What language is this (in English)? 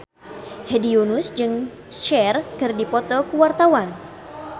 Sundanese